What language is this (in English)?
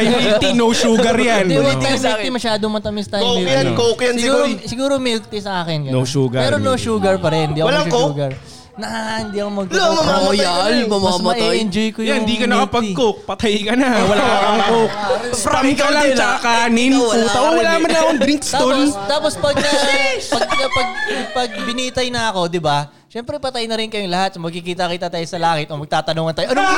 Filipino